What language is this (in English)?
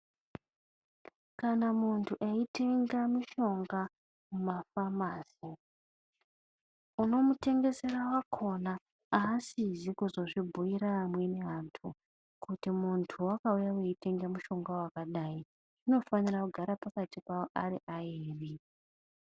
Ndau